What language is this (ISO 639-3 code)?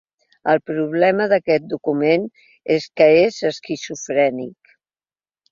cat